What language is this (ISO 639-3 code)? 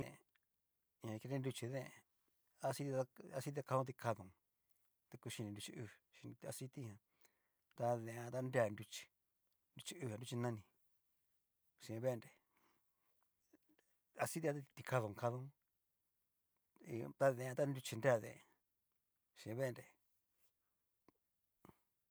miu